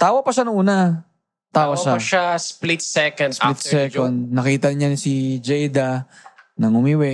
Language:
Filipino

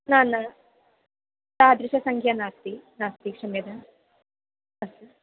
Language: Sanskrit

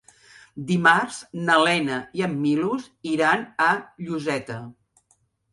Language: Catalan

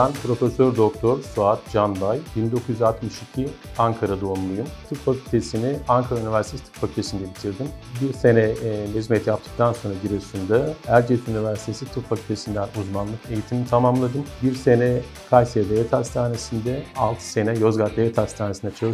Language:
Turkish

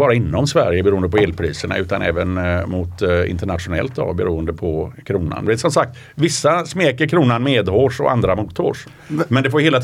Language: Swedish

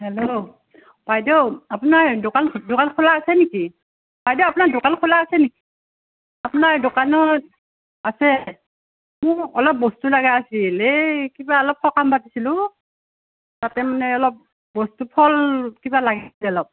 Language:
Assamese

